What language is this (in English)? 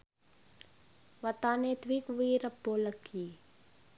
Javanese